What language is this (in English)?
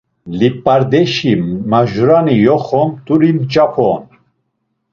Laz